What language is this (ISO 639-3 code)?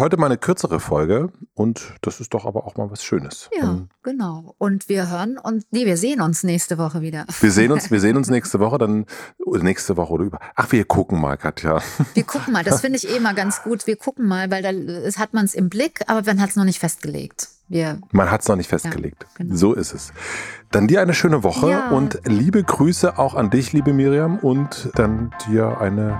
deu